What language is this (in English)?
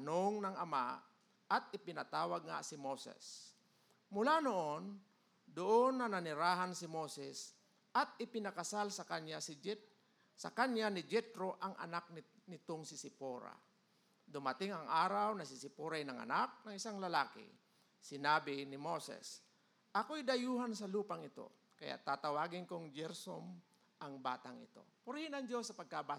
Filipino